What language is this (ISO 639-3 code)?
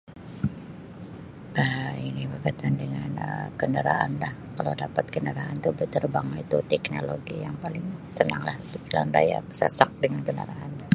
msi